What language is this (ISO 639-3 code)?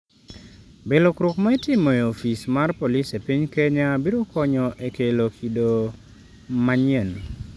luo